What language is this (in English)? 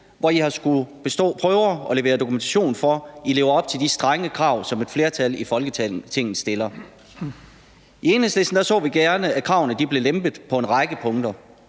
Danish